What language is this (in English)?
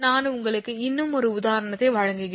Tamil